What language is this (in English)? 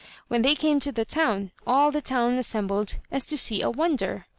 English